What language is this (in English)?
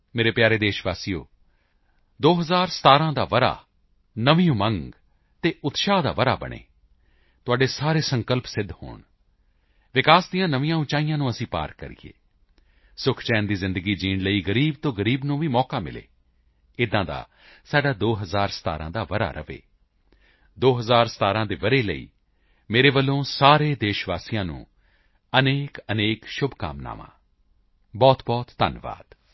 Punjabi